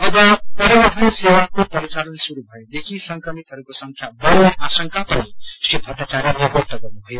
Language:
Nepali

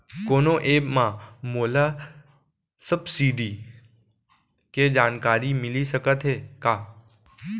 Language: Chhattisgarhi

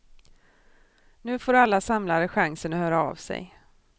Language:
Swedish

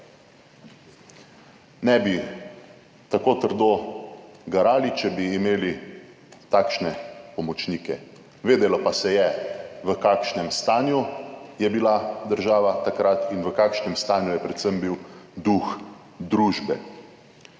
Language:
Slovenian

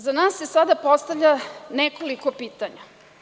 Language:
Serbian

